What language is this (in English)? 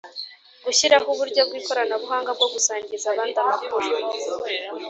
Kinyarwanda